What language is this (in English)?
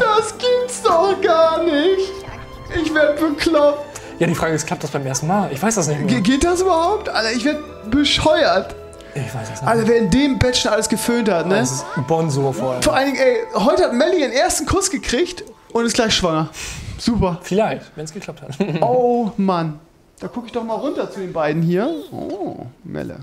German